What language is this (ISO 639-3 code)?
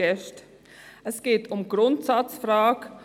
gsw